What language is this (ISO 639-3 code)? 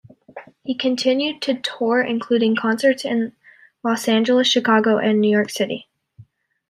eng